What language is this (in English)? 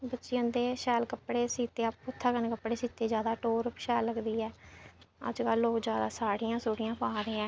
Dogri